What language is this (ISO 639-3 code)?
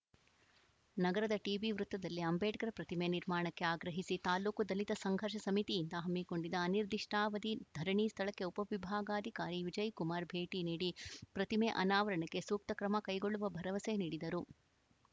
kan